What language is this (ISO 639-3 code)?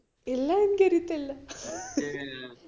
mal